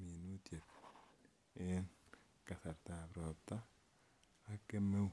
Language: Kalenjin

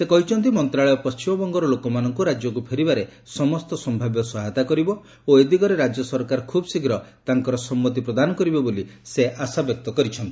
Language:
Odia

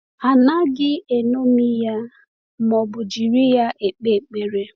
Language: Igbo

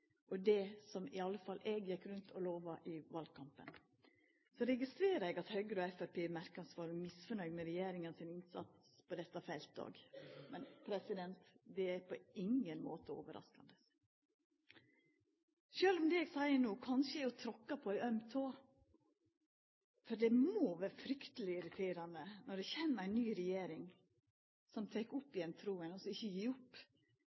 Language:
Norwegian Nynorsk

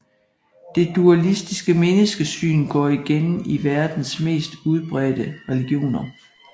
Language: Danish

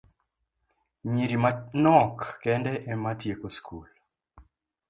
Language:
Luo (Kenya and Tanzania)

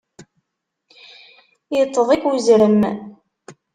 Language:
Kabyle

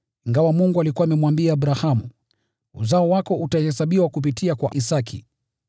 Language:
Swahili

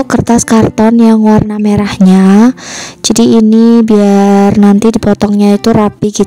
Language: Indonesian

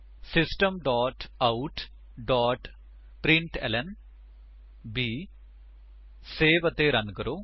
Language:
Punjabi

